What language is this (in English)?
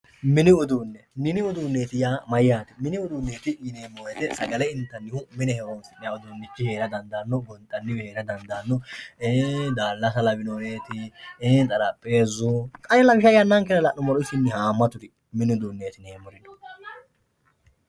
Sidamo